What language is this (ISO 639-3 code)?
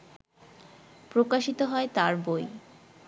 ben